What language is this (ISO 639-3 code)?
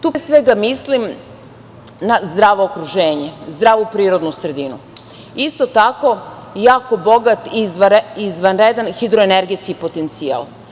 srp